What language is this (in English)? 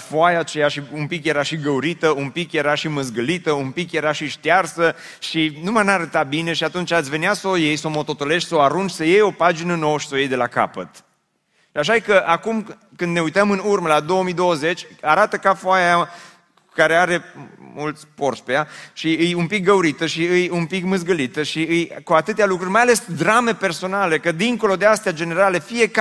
Romanian